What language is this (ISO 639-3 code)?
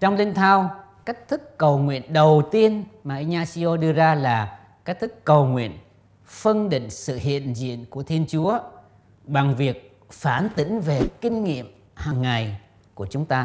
vie